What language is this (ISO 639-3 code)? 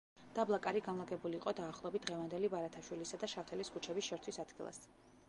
kat